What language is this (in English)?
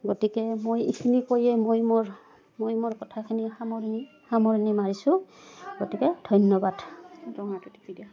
Assamese